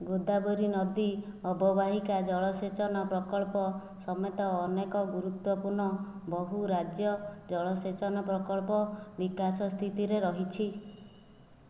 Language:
Odia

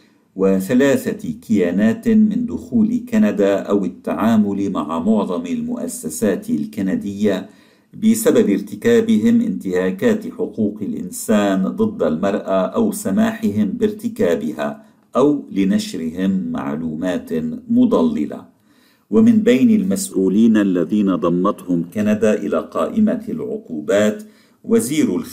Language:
Arabic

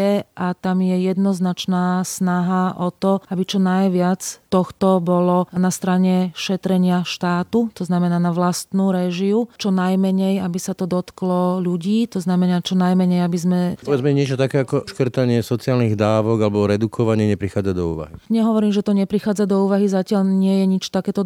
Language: Slovak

